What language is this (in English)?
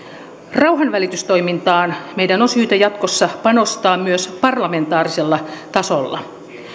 Finnish